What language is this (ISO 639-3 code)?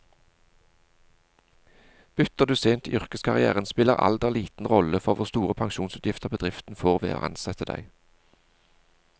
nor